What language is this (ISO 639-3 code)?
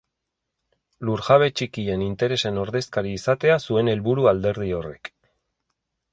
eus